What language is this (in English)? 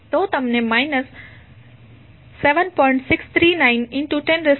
Gujarati